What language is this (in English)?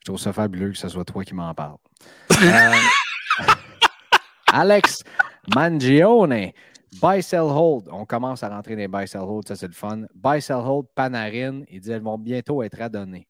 French